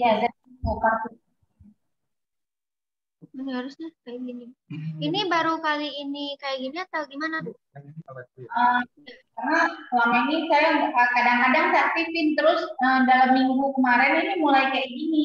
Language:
Indonesian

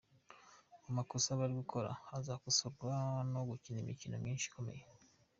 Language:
Kinyarwanda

